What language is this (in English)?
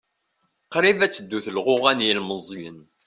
Kabyle